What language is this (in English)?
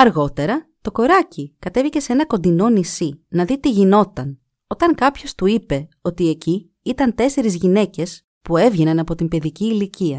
Greek